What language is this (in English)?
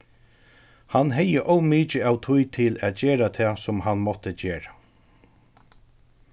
Faroese